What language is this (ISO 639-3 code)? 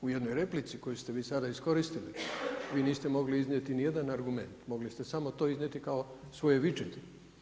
hrv